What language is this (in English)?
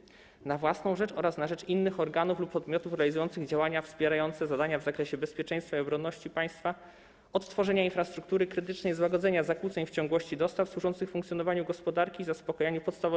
Polish